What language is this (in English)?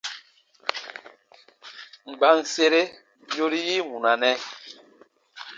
Baatonum